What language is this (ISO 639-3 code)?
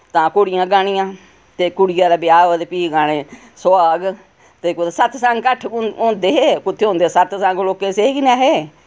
doi